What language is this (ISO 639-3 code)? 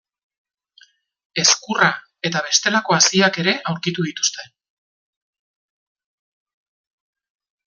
eus